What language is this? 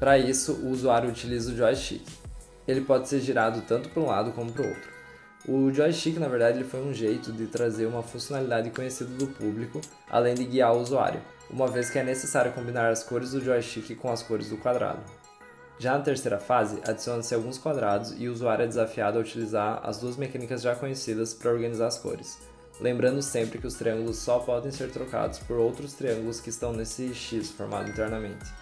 Portuguese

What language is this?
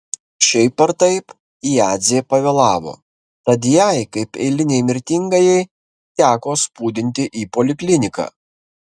Lithuanian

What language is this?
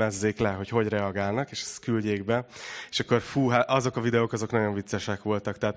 Hungarian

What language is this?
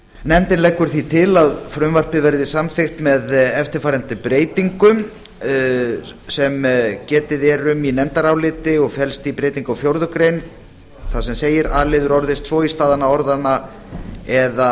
Icelandic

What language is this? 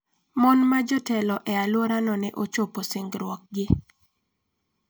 Luo (Kenya and Tanzania)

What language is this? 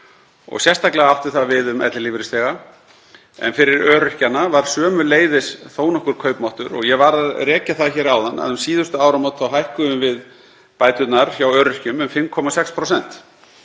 Icelandic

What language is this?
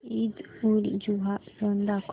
Marathi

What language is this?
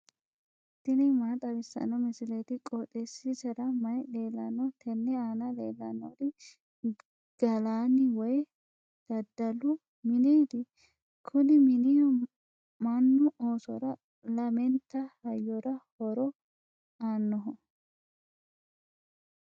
Sidamo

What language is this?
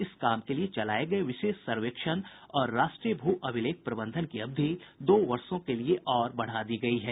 Hindi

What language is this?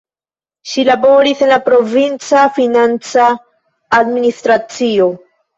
Esperanto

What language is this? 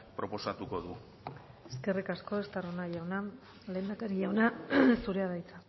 Basque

